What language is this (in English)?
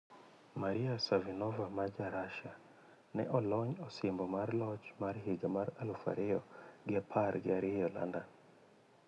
Luo (Kenya and Tanzania)